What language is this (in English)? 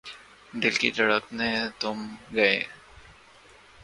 Urdu